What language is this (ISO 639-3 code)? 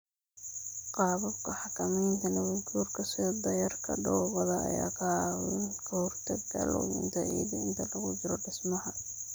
som